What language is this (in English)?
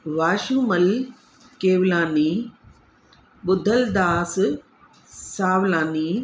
Sindhi